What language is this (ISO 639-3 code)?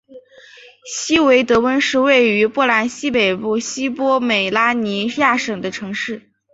zho